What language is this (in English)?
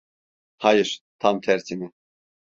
Turkish